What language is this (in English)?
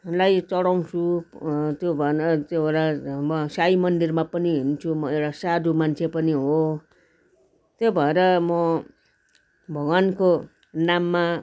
Nepali